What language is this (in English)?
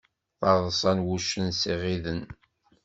Kabyle